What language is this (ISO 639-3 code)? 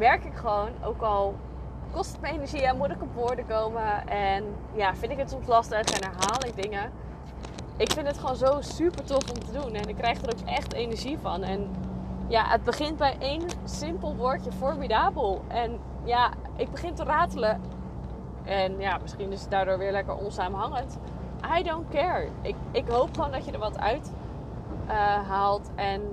nld